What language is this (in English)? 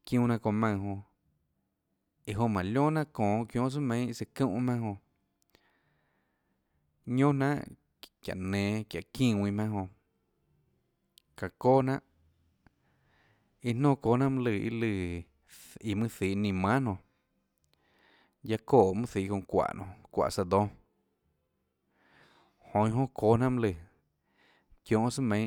Tlacoatzintepec Chinantec